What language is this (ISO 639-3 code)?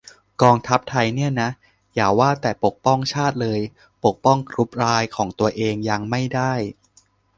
tha